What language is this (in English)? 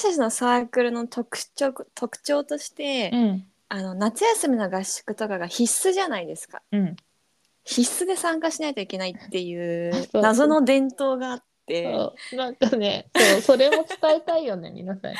Japanese